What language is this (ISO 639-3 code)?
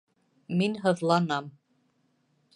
bak